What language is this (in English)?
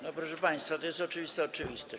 Polish